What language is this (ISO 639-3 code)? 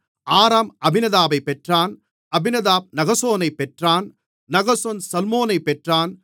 tam